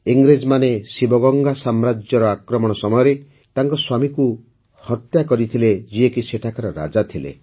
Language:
Odia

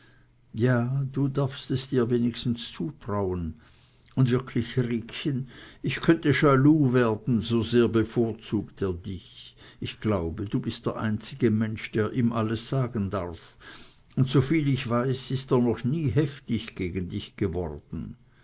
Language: German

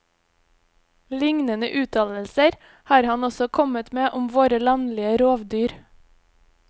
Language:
Norwegian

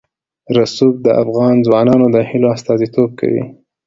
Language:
Pashto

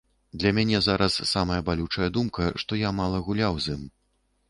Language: Belarusian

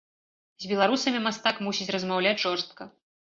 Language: Belarusian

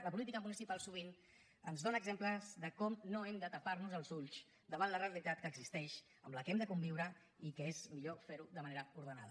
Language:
Catalan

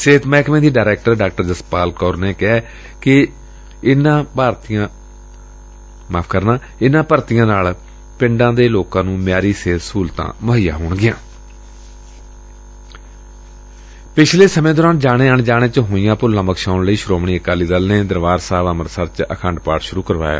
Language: Punjabi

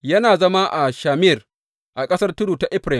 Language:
Hausa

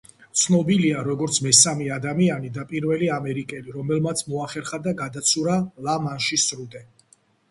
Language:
Georgian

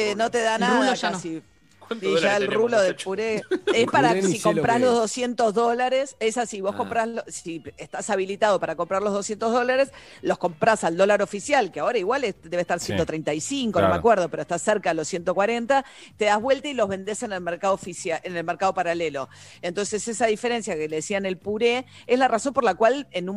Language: Spanish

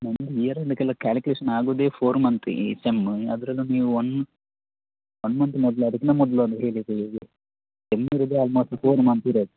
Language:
Kannada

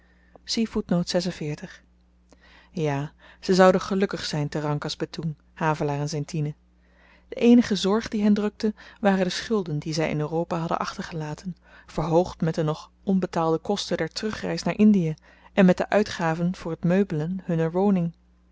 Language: Dutch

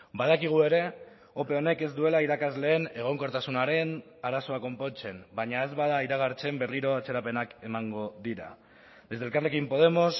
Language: Basque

